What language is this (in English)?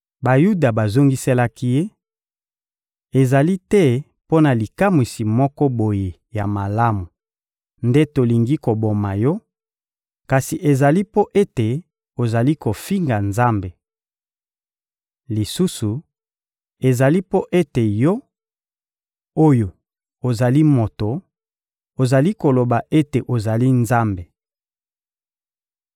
Lingala